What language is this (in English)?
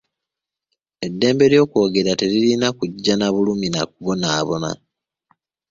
Ganda